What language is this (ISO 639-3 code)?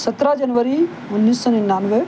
urd